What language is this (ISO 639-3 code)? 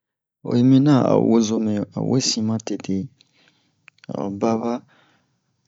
bmq